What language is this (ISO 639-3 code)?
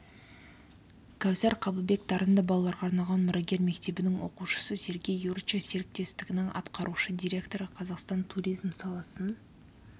kaz